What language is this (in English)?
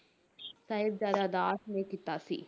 Punjabi